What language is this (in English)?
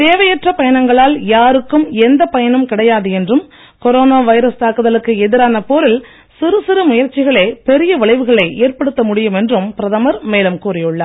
Tamil